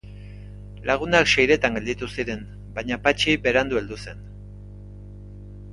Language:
Basque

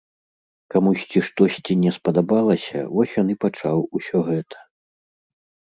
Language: Belarusian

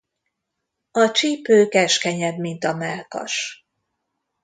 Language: Hungarian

